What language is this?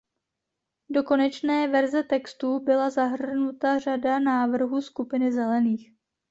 Czech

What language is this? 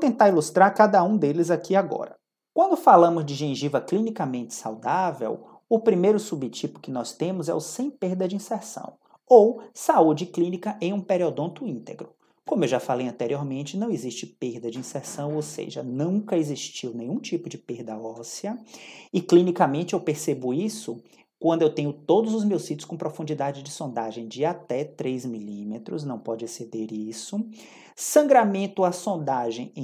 Portuguese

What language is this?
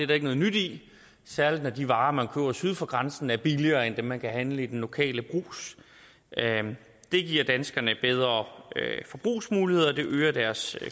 Danish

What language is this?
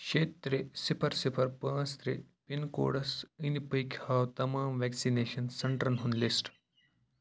Kashmiri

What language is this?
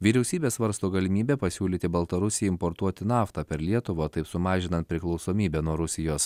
Lithuanian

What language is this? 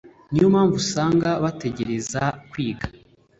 Kinyarwanda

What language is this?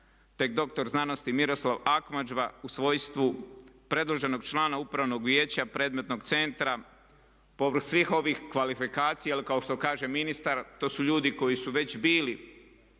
Croatian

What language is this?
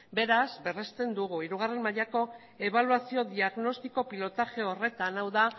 Basque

